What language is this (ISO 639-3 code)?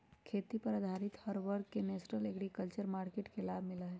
mag